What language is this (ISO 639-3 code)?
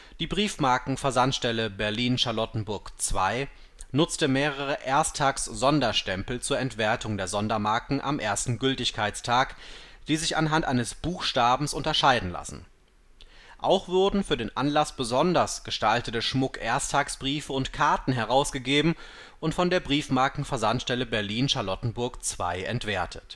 deu